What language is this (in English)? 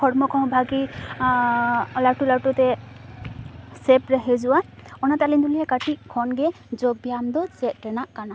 Santali